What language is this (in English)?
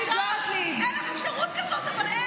Hebrew